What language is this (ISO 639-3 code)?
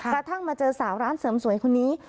tha